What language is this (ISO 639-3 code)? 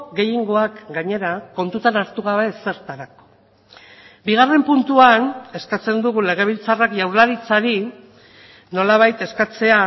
eus